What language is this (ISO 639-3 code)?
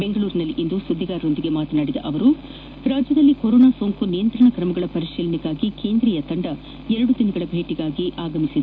kan